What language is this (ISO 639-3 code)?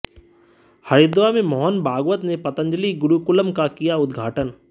hin